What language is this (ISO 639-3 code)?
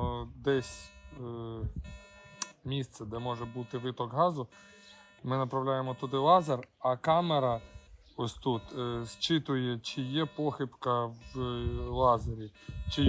ukr